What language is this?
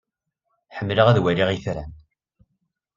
Kabyle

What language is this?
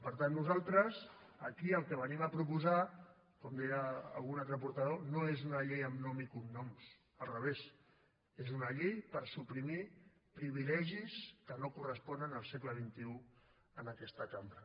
Catalan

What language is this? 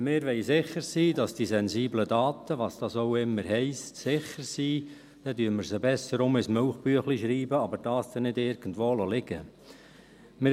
Swiss German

